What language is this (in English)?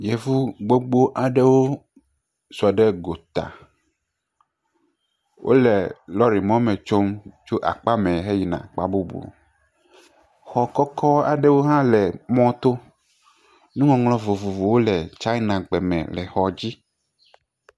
Ewe